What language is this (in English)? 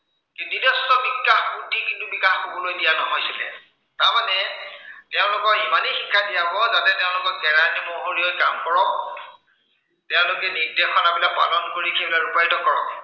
Assamese